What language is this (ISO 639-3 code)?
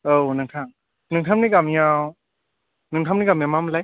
brx